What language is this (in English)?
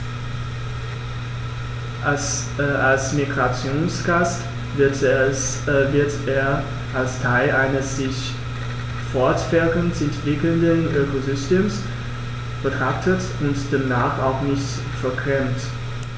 German